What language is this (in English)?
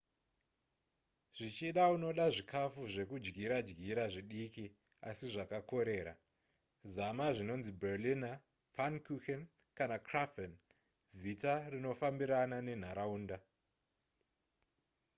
Shona